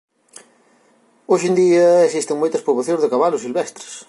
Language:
Galician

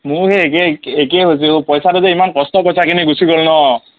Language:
Assamese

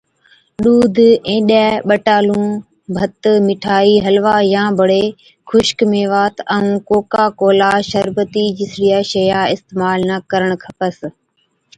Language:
Od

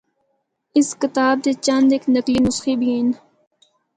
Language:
Northern Hindko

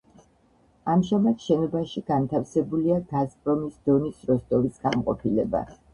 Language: Georgian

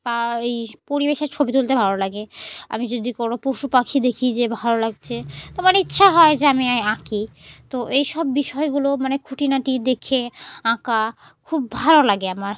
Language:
Bangla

